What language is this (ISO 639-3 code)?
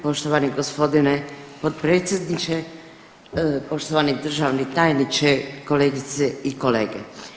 hrv